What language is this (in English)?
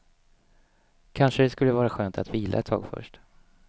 Swedish